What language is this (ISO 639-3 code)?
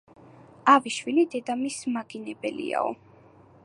kat